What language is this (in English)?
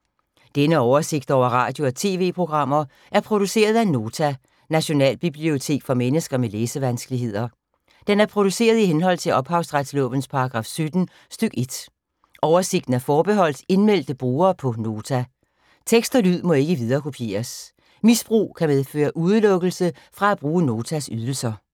Danish